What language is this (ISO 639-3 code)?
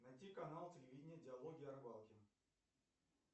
rus